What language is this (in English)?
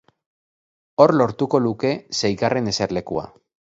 Basque